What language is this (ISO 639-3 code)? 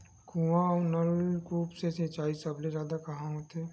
hne